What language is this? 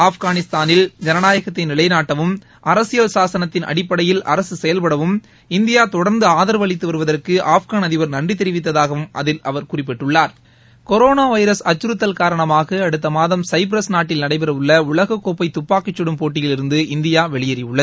Tamil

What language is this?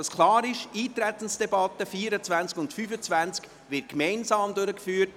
Swiss German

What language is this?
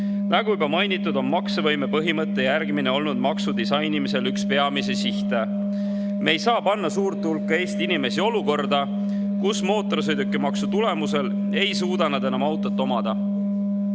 Estonian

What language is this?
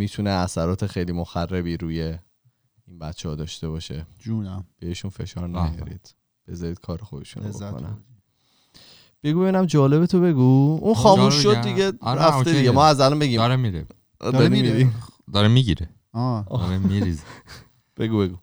Persian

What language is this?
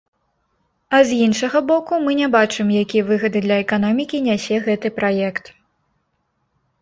Belarusian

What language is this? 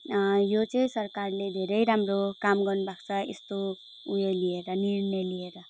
Nepali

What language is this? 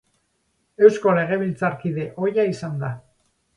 Basque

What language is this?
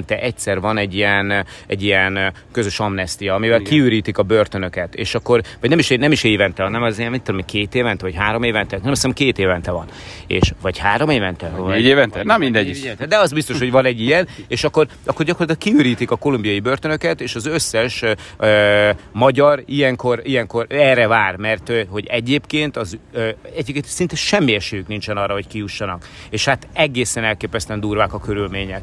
Hungarian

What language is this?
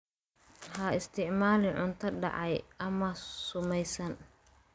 Somali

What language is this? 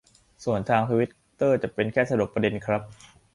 Thai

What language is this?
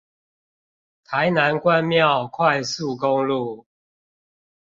Chinese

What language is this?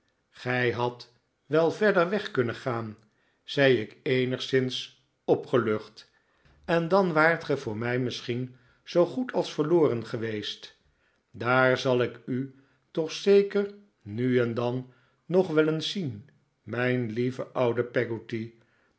Dutch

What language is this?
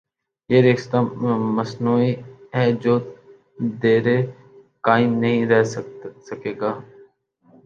Urdu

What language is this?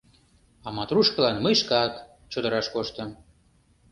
Mari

